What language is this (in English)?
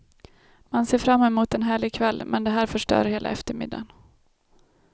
Swedish